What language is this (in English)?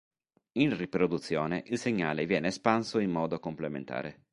Italian